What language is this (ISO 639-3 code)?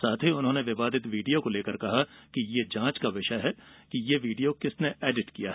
hin